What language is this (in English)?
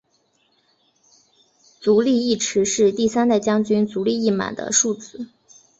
Chinese